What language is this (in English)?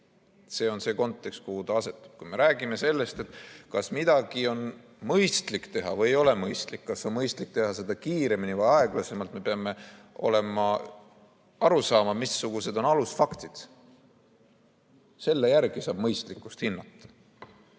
Estonian